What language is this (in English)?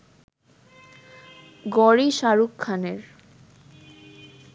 Bangla